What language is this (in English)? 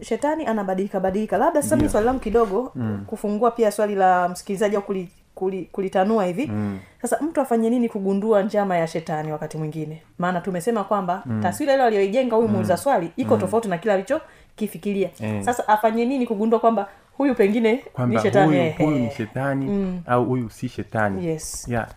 Swahili